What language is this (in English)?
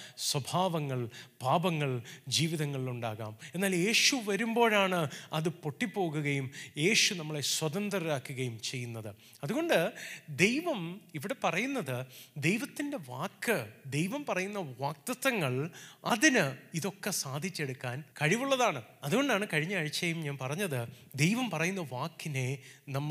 Malayalam